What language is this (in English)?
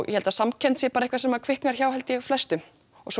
Icelandic